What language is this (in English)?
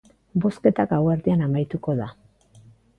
Basque